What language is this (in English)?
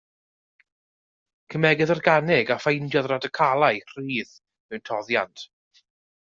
Welsh